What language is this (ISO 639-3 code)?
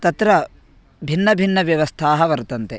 san